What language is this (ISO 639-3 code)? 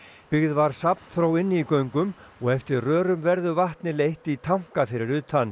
isl